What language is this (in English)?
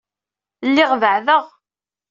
Kabyle